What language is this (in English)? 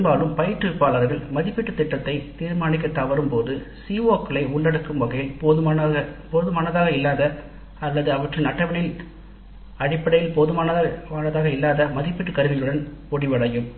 Tamil